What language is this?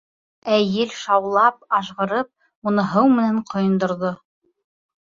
Bashkir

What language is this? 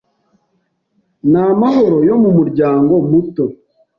Kinyarwanda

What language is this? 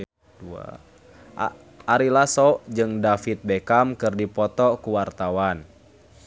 Sundanese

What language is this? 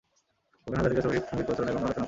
Bangla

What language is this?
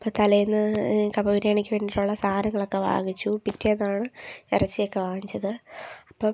Malayalam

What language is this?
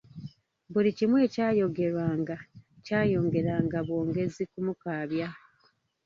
Ganda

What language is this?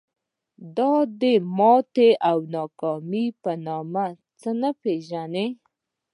Pashto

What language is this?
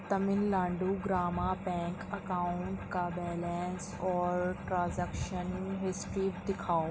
Urdu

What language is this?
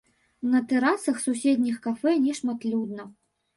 Belarusian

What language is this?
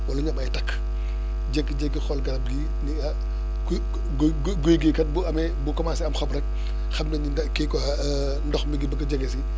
Wolof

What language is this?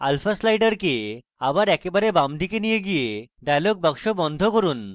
Bangla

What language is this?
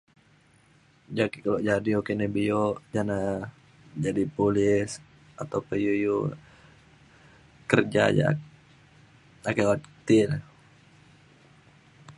Mainstream Kenyah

